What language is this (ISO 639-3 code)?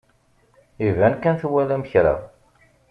kab